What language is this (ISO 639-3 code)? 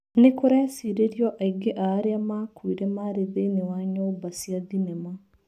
kik